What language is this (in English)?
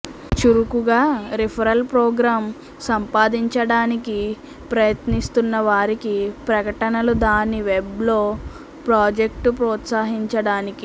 Telugu